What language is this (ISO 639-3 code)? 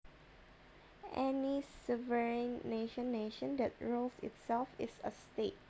jav